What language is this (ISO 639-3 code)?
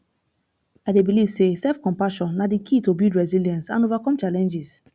pcm